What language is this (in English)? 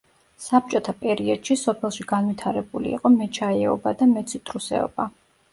Georgian